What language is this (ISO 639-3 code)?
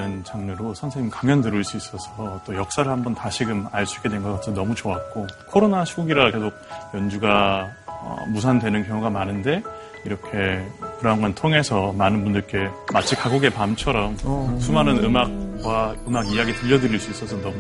kor